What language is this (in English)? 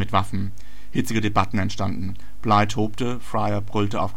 German